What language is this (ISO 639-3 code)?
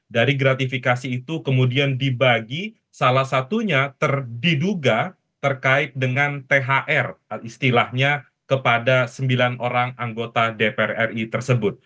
ind